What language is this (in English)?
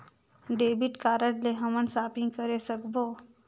Chhattisgarhi